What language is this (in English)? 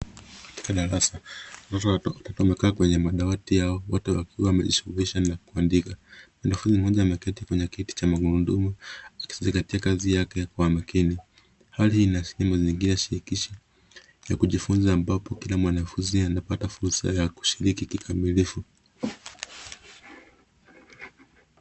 Swahili